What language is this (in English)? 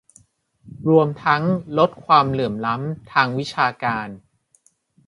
Thai